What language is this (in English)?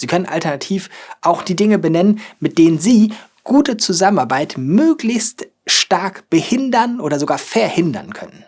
German